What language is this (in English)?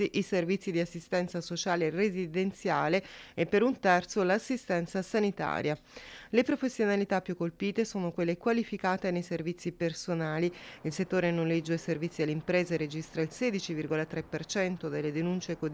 Italian